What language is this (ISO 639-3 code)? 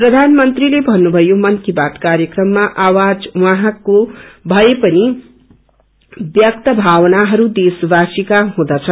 nep